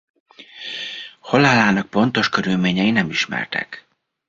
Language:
Hungarian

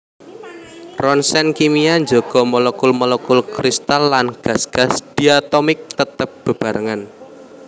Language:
Javanese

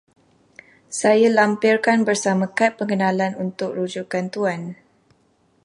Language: Malay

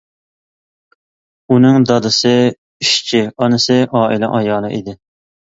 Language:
Uyghur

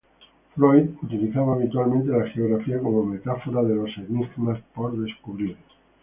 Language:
Spanish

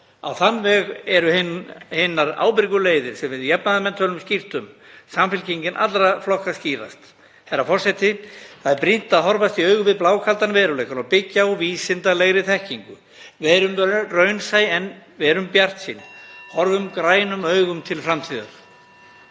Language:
Icelandic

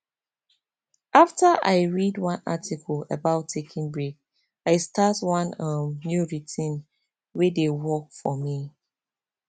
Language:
Nigerian Pidgin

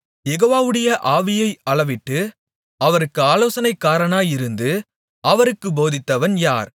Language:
Tamil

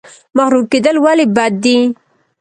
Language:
Pashto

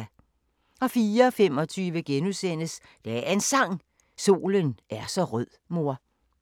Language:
Danish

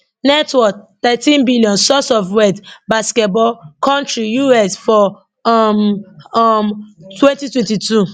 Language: Nigerian Pidgin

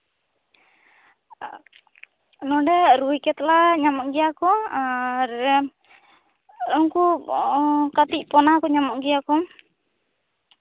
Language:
Santali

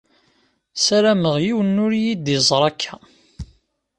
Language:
Kabyle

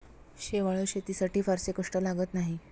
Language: Marathi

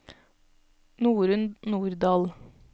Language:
Norwegian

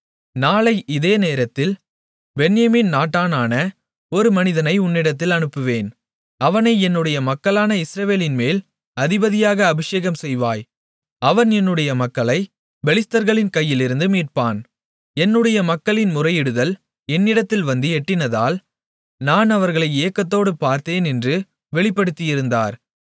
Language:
Tamil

